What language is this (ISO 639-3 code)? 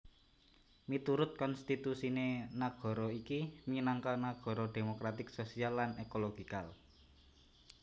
jav